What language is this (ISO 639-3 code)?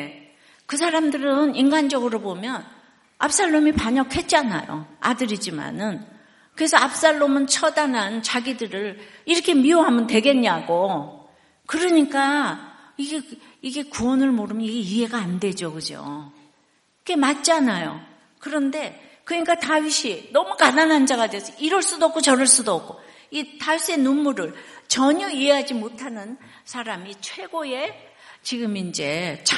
kor